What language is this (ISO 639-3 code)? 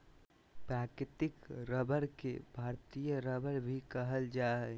mag